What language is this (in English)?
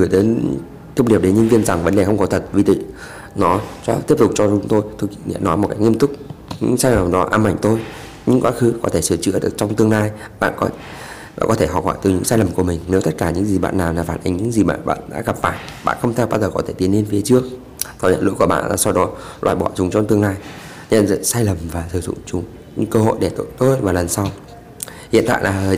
Vietnamese